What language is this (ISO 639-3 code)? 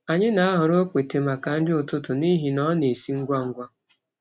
ibo